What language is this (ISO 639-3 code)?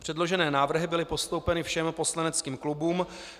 ces